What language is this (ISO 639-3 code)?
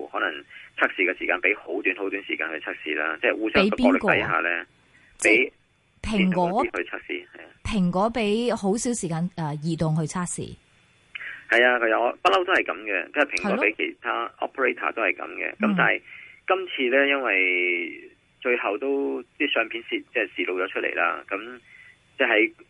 zho